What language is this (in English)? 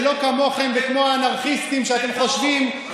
Hebrew